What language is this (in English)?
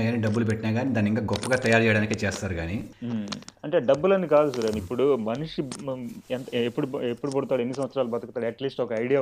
Telugu